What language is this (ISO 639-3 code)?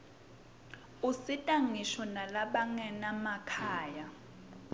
ssw